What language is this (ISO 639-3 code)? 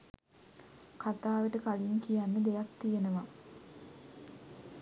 sin